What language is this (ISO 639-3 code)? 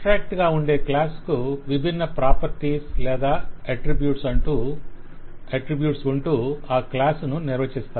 tel